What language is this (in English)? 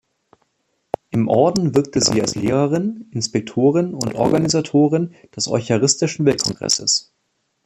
German